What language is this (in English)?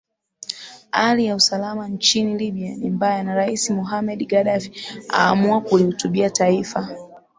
Swahili